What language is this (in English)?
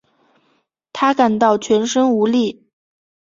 Chinese